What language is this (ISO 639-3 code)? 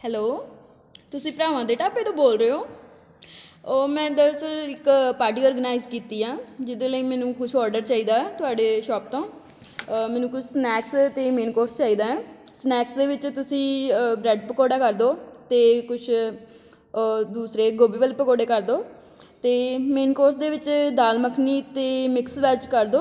pan